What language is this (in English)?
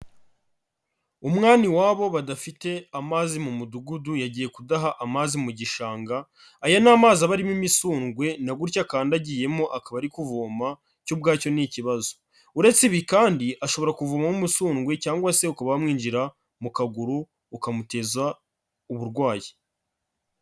Kinyarwanda